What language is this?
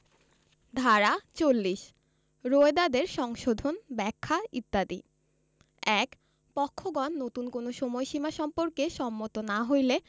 Bangla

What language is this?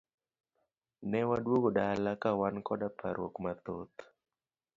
Luo (Kenya and Tanzania)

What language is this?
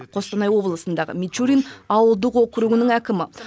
Kazakh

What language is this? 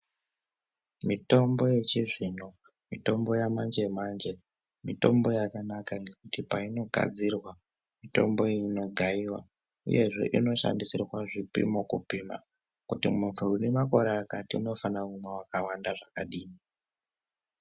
Ndau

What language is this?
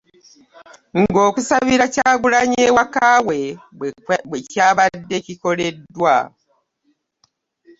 Ganda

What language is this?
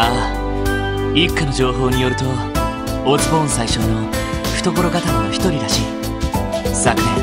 Japanese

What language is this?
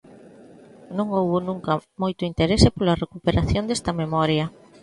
Galician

